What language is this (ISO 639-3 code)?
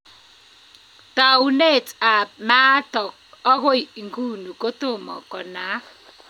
kln